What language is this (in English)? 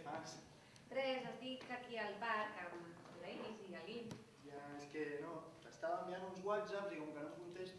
Catalan